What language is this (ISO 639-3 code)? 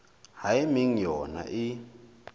sot